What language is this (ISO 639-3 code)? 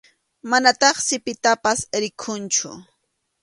qxu